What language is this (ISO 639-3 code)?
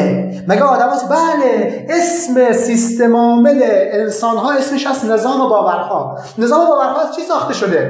fas